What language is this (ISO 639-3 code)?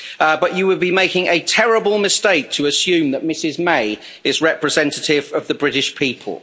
eng